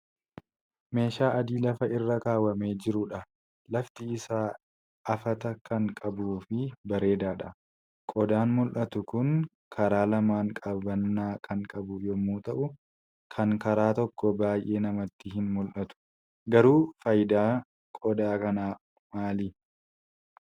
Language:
Oromo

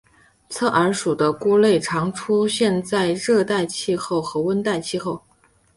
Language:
Chinese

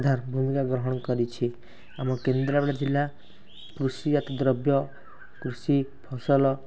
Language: Odia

